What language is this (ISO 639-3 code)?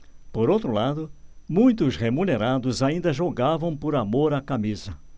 por